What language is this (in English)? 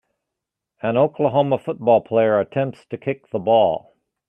English